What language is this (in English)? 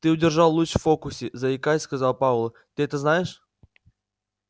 Russian